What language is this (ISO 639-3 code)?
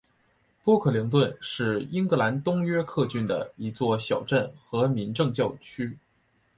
zho